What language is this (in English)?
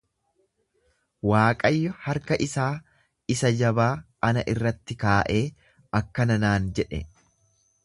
Oromo